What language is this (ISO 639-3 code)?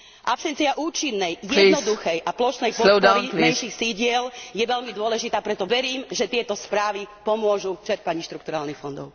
slk